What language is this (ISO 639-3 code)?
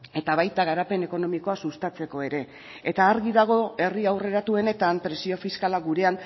eus